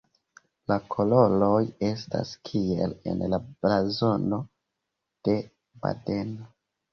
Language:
Esperanto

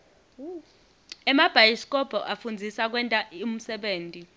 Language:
Swati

